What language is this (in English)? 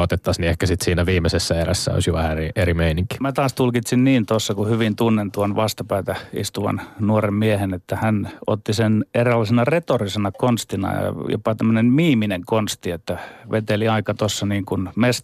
Finnish